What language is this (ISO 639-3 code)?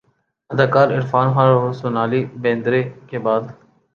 urd